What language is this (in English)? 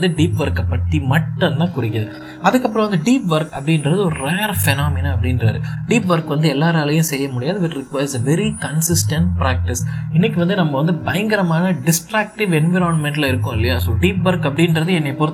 Tamil